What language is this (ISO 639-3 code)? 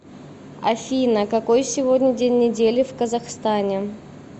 rus